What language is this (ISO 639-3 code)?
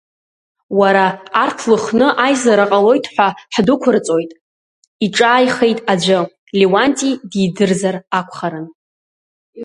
abk